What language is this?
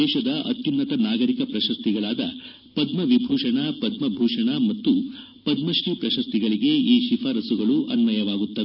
Kannada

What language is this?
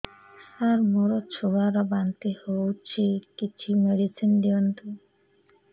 Odia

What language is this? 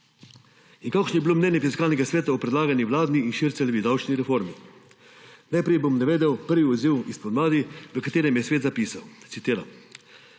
Slovenian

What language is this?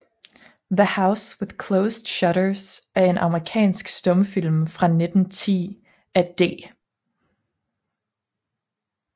Danish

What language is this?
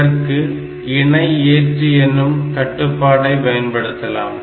Tamil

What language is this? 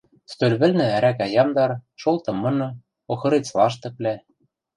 Western Mari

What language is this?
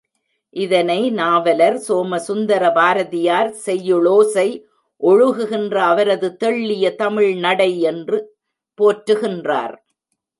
Tamil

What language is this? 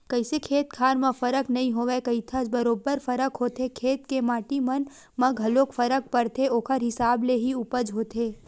Chhattisgarhi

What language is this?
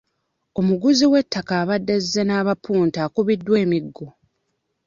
Ganda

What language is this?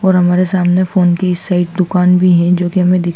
Hindi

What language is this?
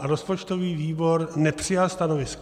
Czech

